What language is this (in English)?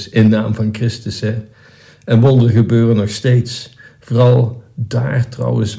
Dutch